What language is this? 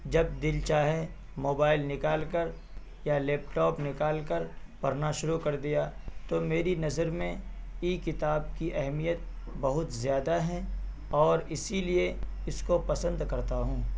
Urdu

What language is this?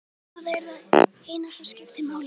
Icelandic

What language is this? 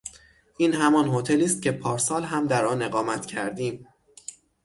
Persian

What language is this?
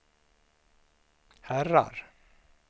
Swedish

